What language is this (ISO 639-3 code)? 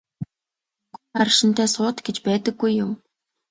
mon